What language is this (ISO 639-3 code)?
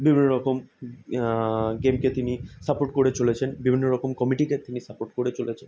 ben